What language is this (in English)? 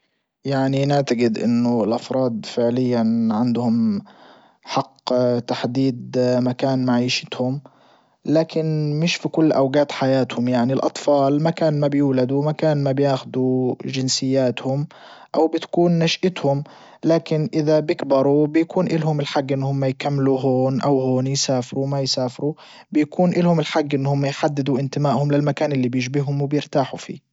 Libyan Arabic